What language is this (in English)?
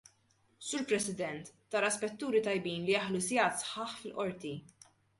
Maltese